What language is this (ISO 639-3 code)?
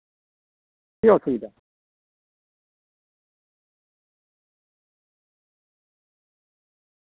sat